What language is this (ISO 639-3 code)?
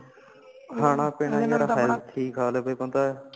pan